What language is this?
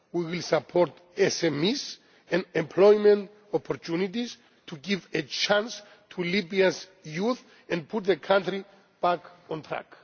English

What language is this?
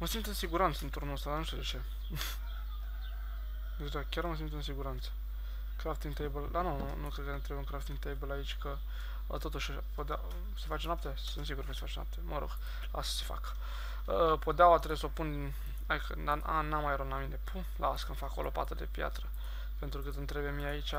Romanian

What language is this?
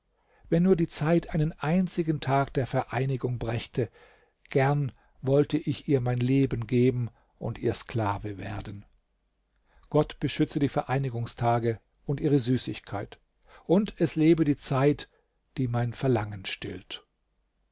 German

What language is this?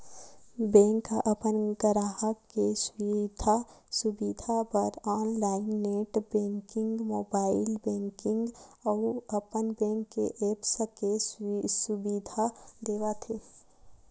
Chhattisgarhi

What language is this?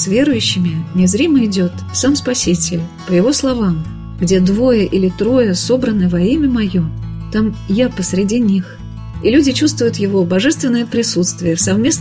Russian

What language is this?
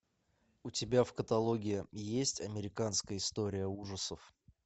Russian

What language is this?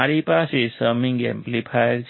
Gujarati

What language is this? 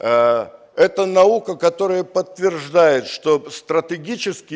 Russian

